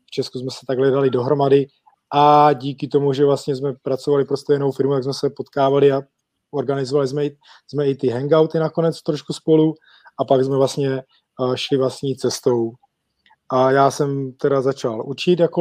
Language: Czech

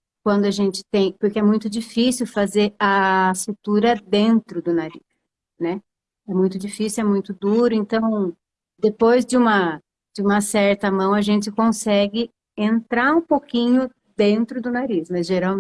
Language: Portuguese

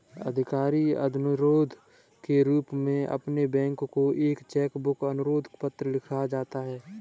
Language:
Hindi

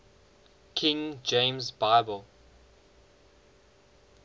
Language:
English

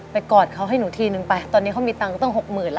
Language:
Thai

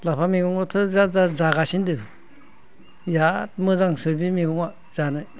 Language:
Bodo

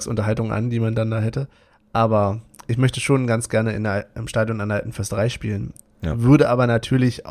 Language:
German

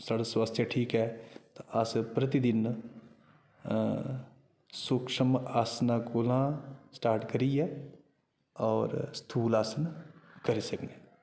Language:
Dogri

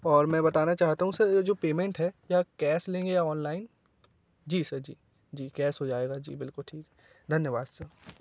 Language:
Hindi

